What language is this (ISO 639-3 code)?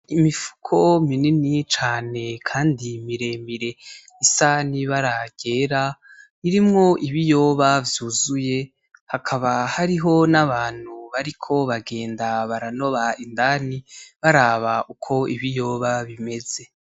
run